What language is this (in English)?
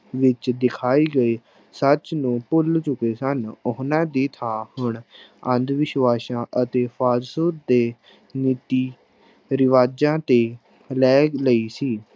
Punjabi